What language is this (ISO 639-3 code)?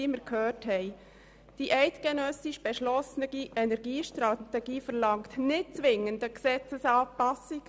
gsw